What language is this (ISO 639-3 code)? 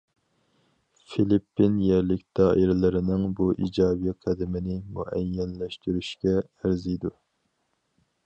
uig